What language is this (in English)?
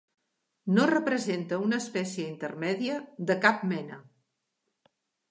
Catalan